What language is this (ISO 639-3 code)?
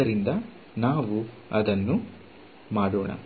kan